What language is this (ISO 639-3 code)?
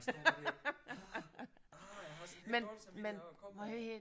dan